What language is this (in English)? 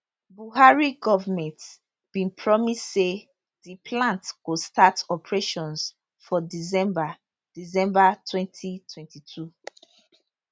Nigerian Pidgin